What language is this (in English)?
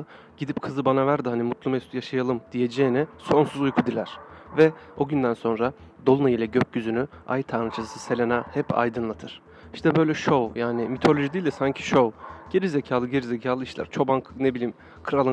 Turkish